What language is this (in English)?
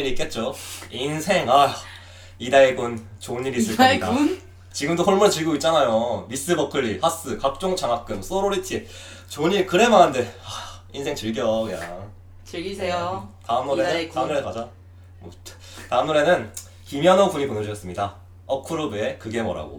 Korean